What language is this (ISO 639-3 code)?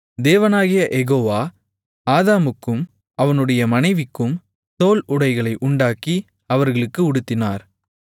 tam